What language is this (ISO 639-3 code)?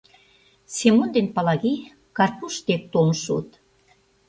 chm